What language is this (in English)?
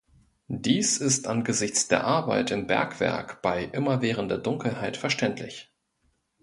German